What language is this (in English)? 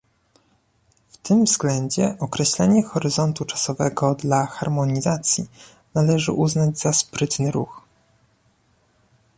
Polish